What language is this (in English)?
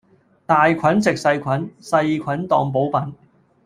Cantonese